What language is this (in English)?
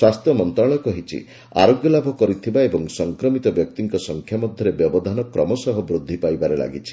Odia